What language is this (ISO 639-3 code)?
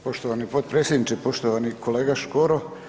hrv